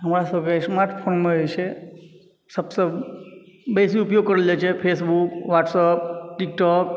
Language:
Maithili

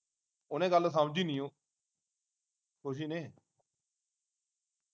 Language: Punjabi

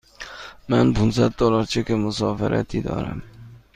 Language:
Persian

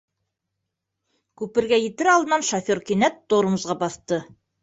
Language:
Bashkir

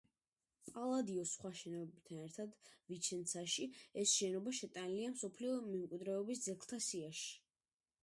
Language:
Georgian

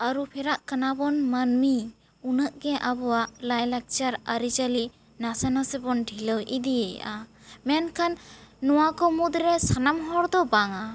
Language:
Santali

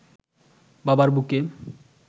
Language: Bangla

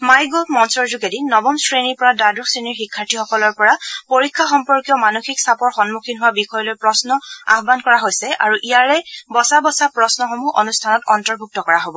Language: Assamese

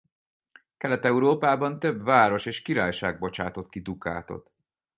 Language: Hungarian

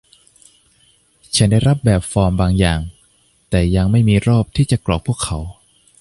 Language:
Thai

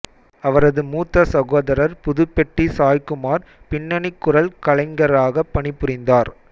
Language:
Tamil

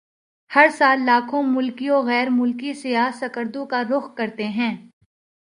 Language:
Urdu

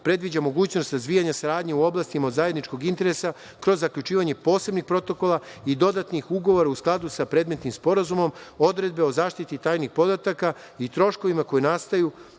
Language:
Serbian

